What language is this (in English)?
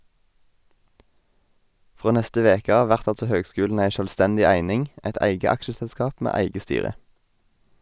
Norwegian